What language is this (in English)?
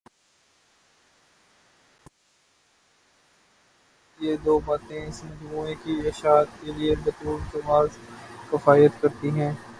Urdu